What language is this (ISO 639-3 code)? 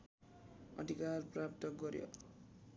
nep